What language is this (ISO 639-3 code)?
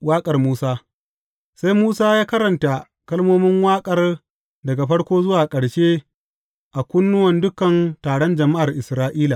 hau